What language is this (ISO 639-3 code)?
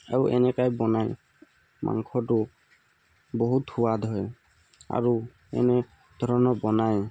asm